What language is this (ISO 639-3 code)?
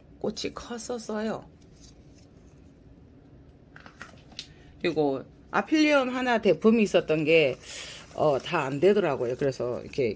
kor